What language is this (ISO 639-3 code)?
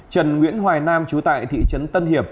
vie